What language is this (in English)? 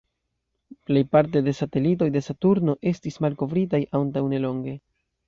Esperanto